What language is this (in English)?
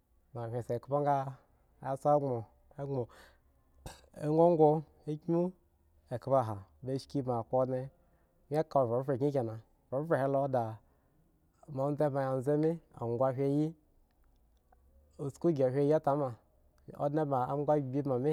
Eggon